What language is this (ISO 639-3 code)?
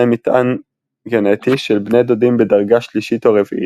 heb